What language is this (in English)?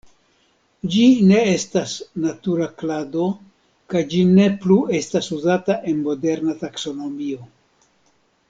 Esperanto